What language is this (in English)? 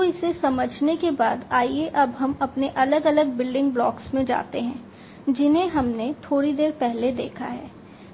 Hindi